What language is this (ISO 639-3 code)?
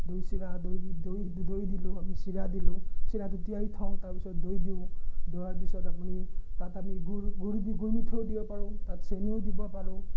asm